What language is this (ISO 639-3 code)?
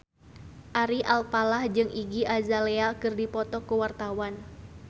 sun